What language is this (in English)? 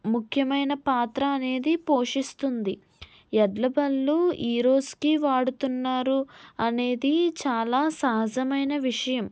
Telugu